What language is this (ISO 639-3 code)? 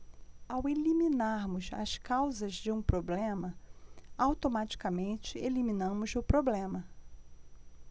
por